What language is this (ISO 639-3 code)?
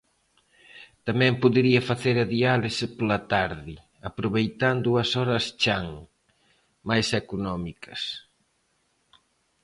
glg